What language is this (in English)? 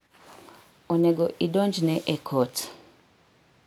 Luo (Kenya and Tanzania)